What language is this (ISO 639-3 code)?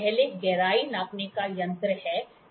hin